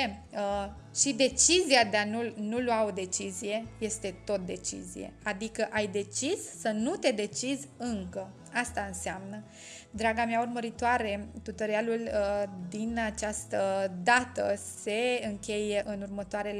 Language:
Romanian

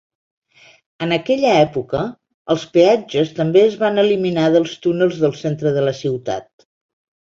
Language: Catalan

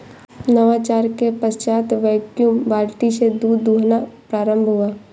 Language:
Hindi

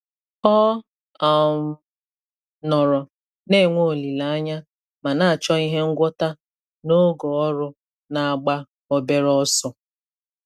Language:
Igbo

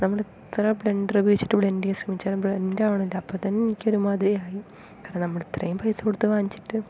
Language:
Malayalam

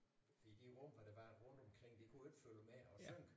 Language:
Danish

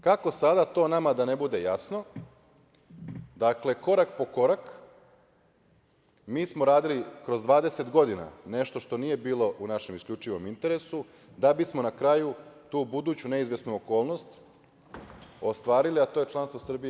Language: Serbian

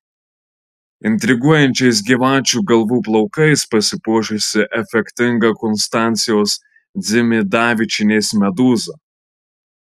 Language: Lithuanian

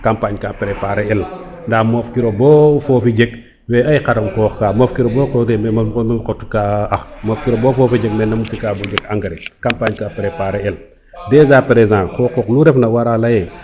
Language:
Serer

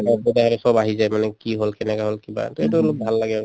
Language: Assamese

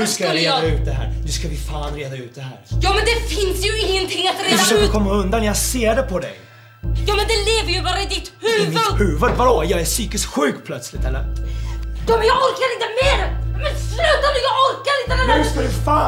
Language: Swedish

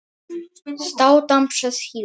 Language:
Icelandic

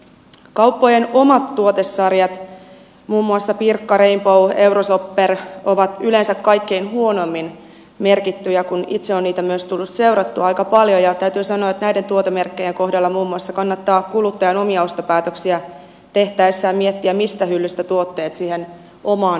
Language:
Finnish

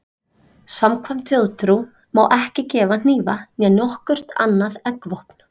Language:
Icelandic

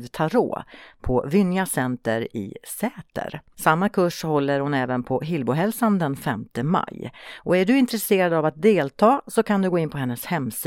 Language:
Swedish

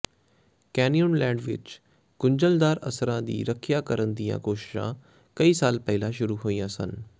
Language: Punjabi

